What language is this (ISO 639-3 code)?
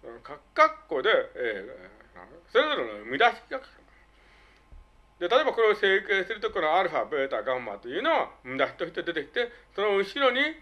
jpn